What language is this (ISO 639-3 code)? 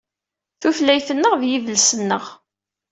kab